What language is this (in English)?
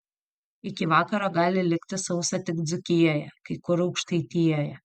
Lithuanian